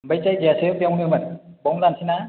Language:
Bodo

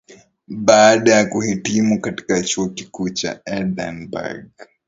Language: Swahili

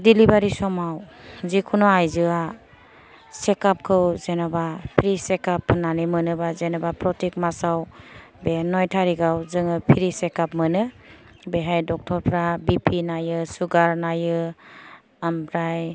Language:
Bodo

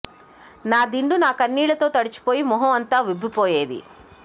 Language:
Telugu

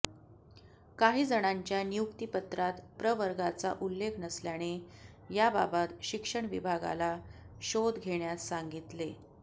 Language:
Marathi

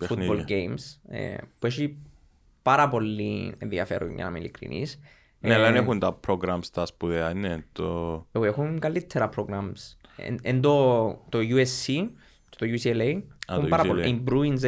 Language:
Greek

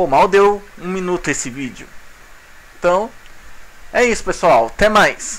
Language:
Portuguese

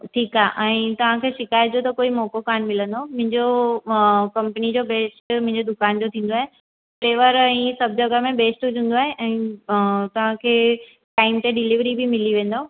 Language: Sindhi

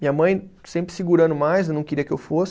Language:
Portuguese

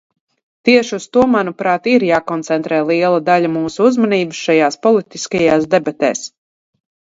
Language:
Latvian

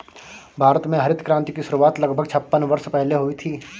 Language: Hindi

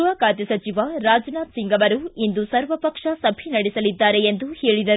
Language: Kannada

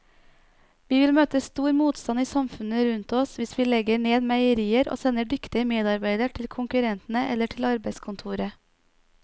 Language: Norwegian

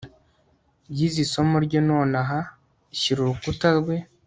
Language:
Kinyarwanda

